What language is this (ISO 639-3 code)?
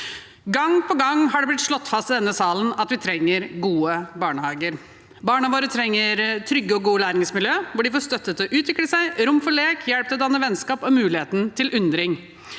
nor